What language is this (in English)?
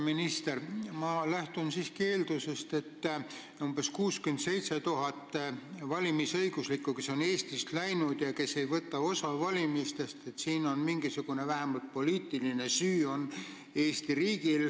Estonian